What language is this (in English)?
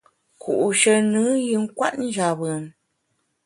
Bamun